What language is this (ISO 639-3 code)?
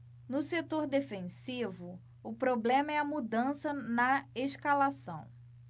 por